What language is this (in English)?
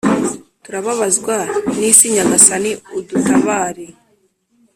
Kinyarwanda